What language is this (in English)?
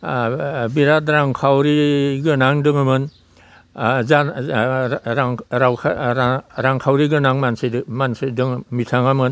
Bodo